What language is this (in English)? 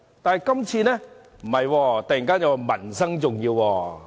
Cantonese